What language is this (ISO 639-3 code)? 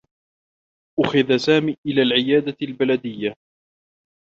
ara